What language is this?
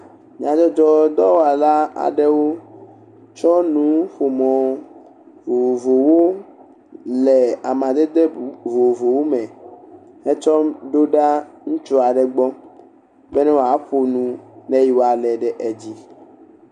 Ewe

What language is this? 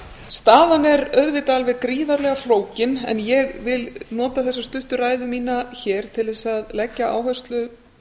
Icelandic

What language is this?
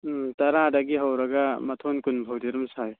Manipuri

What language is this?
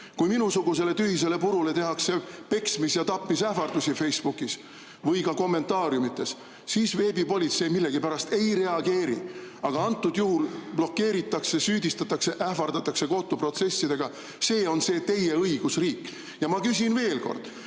Estonian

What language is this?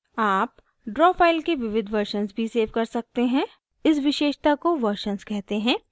Hindi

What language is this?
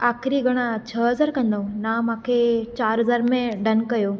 Sindhi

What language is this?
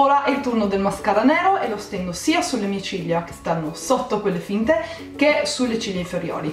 Italian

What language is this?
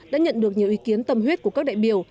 Vietnamese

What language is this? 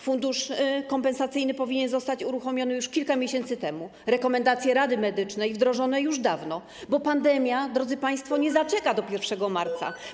Polish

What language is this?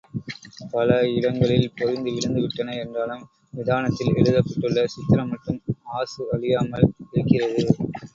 Tamil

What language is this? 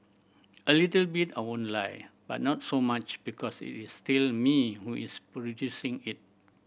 English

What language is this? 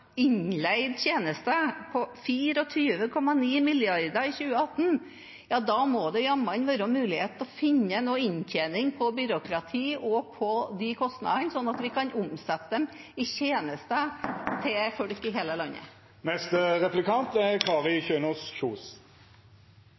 Norwegian Bokmål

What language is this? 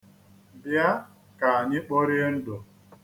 Igbo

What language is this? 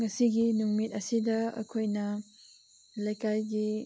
Manipuri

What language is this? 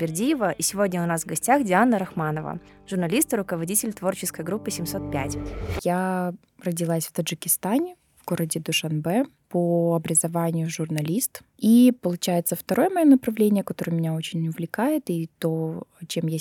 Russian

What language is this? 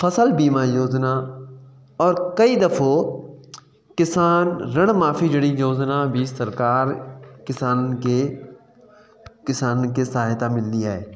Sindhi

